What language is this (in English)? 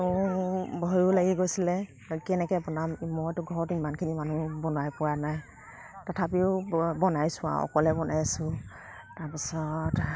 Assamese